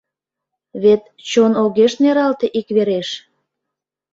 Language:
Mari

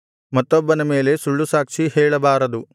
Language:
Kannada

